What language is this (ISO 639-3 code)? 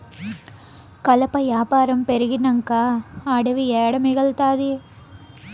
tel